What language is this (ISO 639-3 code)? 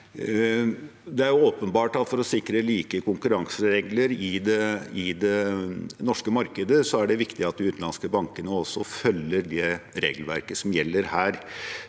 nor